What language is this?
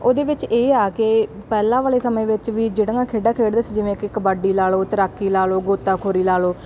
Punjabi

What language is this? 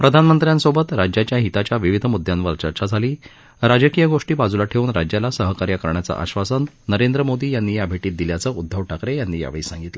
Marathi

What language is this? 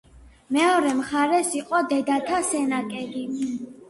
Georgian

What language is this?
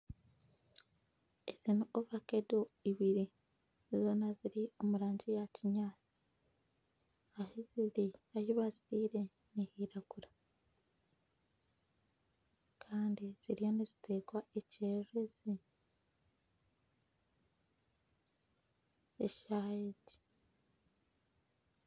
Nyankole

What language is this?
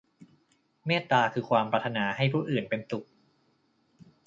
Thai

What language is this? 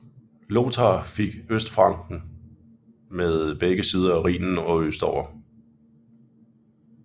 Danish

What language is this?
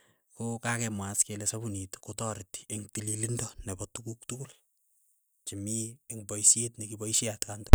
Keiyo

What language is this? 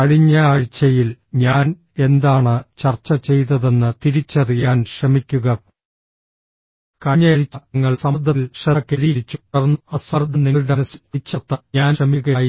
Malayalam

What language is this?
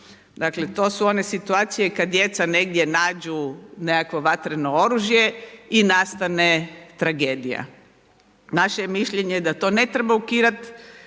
Croatian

